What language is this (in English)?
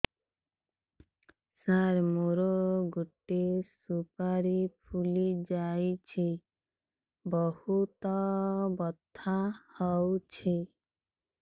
Odia